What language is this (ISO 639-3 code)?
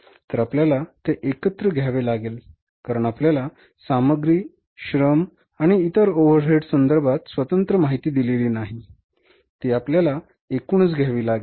mar